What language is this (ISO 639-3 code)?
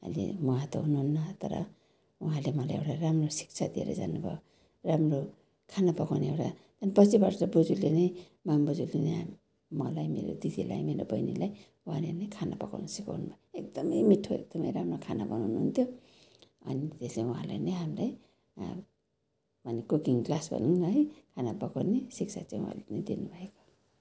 nep